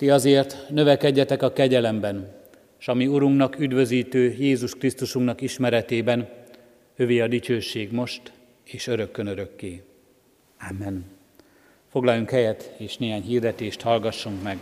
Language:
Hungarian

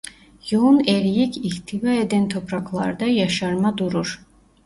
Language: Turkish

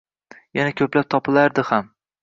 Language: Uzbek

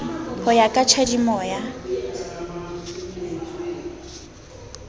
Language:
Southern Sotho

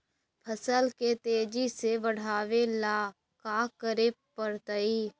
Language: Magahi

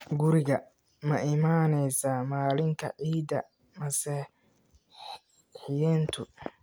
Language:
Somali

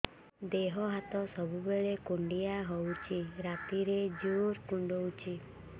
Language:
Odia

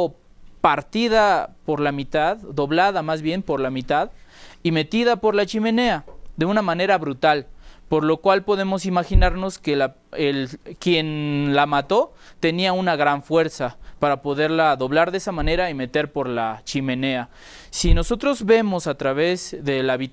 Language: Spanish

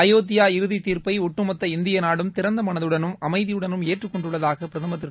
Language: Tamil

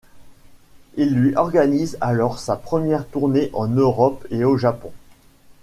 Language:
French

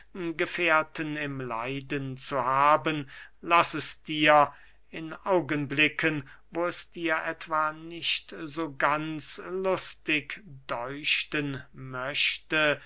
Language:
German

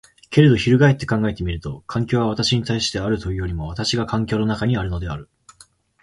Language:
Japanese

